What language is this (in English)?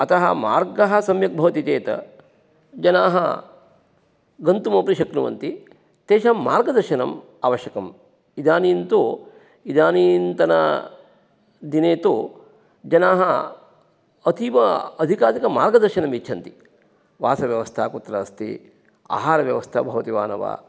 Sanskrit